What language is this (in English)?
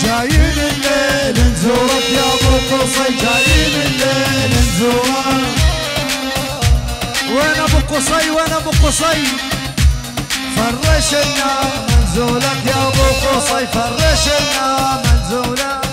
Arabic